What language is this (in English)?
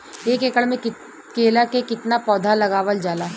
Bhojpuri